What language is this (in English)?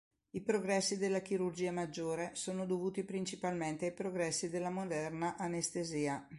Italian